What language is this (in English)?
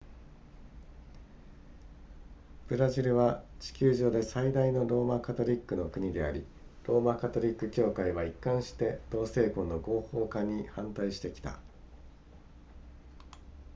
Japanese